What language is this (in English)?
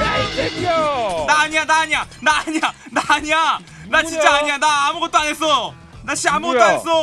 Korean